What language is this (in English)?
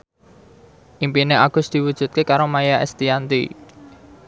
Javanese